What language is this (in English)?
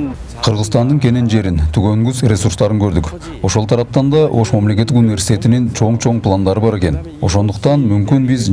Turkish